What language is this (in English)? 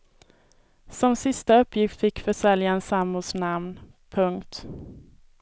Swedish